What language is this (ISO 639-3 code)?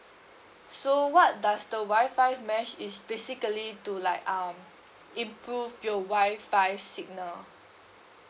eng